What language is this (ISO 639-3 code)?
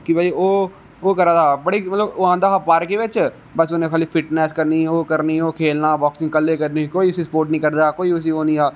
doi